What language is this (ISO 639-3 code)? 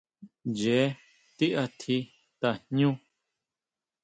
mau